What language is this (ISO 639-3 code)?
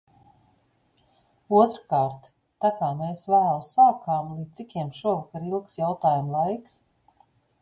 lav